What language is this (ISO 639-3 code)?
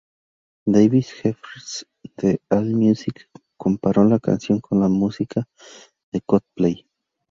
spa